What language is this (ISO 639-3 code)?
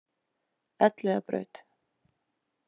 isl